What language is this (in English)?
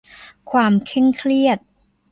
Thai